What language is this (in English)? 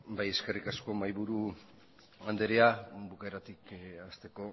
Basque